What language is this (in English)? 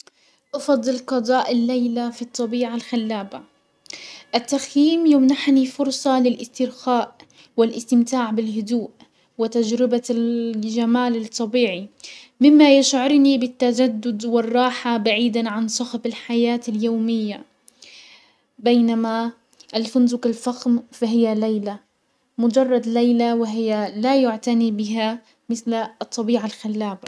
Hijazi Arabic